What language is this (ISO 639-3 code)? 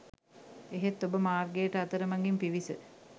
sin